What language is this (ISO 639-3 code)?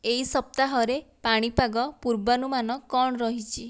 ori